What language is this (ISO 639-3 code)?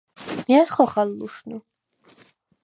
sva